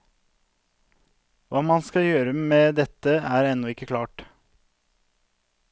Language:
Norwegian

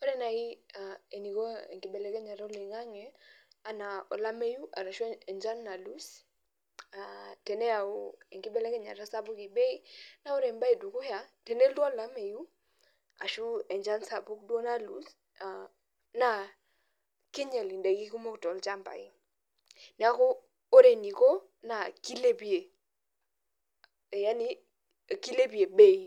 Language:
Masai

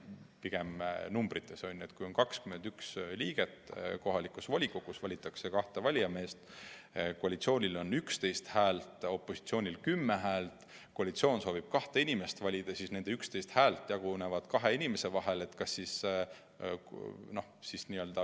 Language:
Estonian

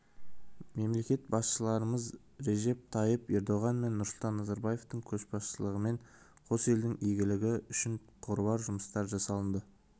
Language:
Kazakh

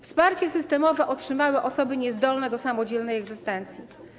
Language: Polish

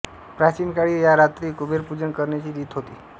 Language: Marathi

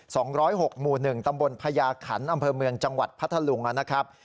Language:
Thai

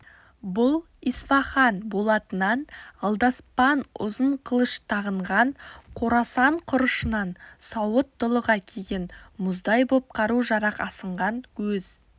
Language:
Kazakh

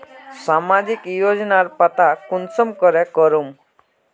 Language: Magahi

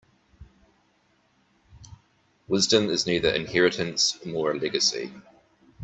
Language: English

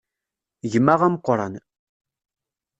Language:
Kabyle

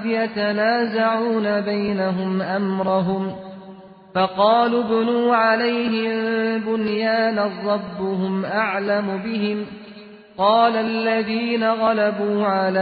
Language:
Persian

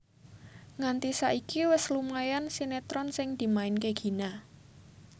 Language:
Javanese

